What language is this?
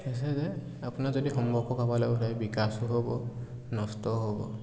Assamese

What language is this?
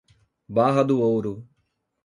Portuguese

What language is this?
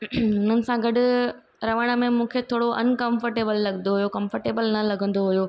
Sindhi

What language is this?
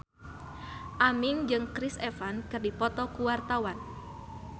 Sundanese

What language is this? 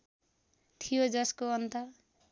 Nepali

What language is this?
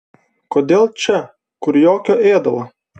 Lithuanian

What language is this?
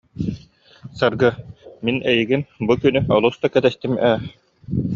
Yakut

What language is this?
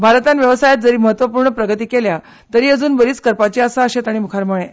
Konkani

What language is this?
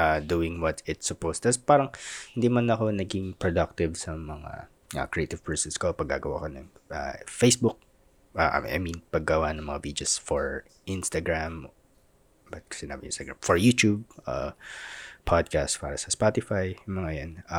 Filipino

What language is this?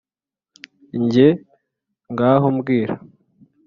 Kinyarwanda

